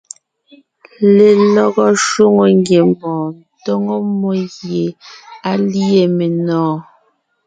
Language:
Ngiemboon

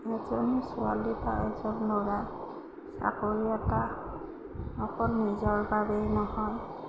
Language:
Assamese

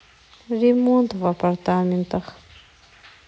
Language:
Russian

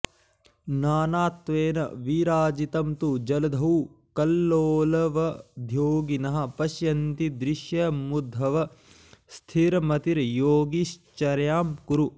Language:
Sanskrit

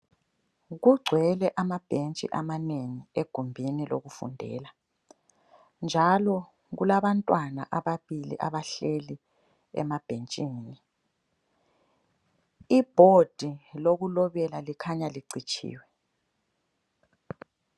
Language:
North Ndebele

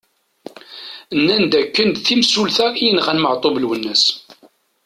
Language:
Kabyle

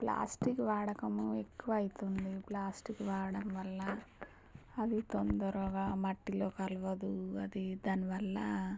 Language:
Telugu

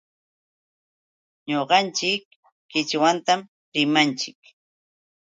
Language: Yauyos Quechua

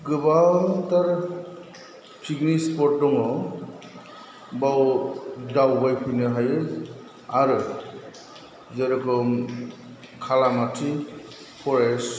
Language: Bodo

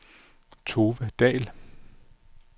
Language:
Danish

